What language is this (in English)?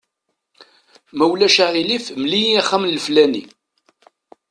Kabyle